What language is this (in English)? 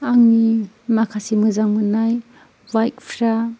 Bodo